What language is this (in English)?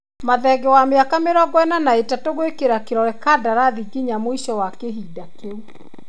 Kikuyu